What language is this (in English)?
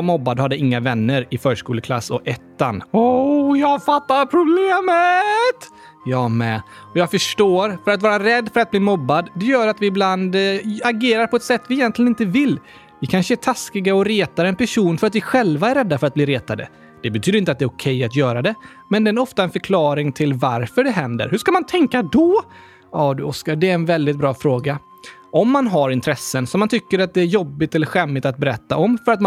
Swedish